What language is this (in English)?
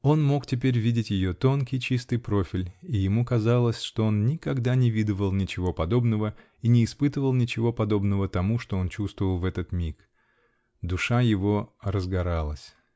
Russian